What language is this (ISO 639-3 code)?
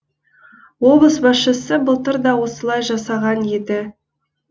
kaz